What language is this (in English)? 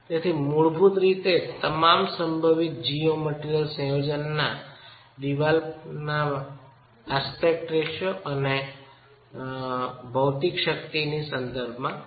Gujarati